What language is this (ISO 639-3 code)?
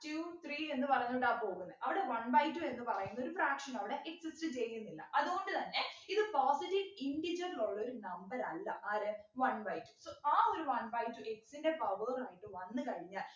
mal